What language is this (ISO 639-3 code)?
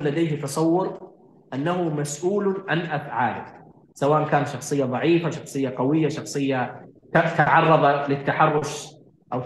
ara